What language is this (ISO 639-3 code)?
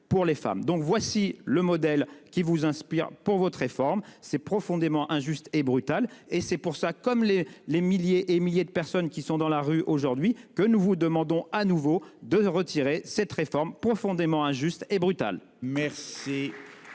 fra